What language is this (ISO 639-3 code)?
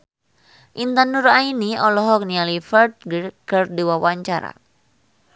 sun